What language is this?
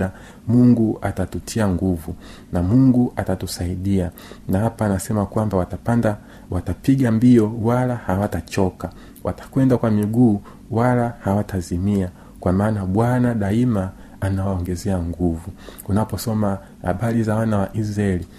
Swahili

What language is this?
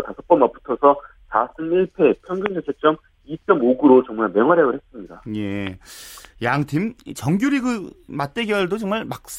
Korean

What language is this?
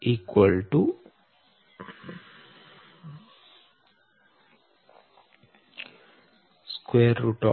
Gujarati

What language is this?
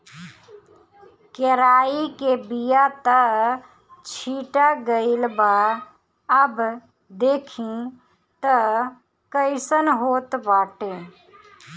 Bhojpuri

